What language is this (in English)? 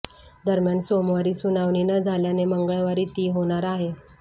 Marathi